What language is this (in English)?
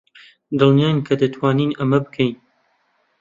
Central Kurdish